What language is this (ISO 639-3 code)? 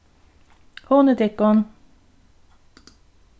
fao